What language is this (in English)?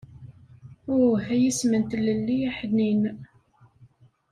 Kabyle